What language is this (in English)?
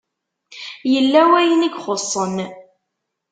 Kabyle